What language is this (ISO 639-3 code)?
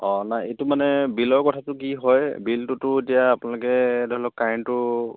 asm